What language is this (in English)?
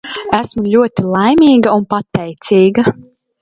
Latvian